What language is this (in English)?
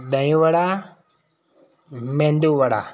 Gujarati